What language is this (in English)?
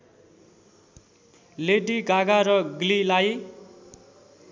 Nepali